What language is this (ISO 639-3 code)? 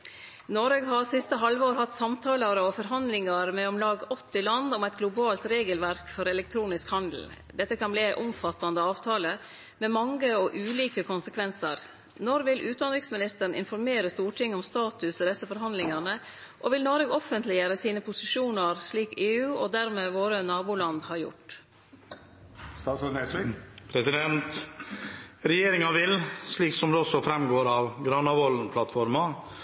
nor